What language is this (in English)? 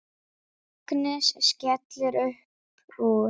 Icelandic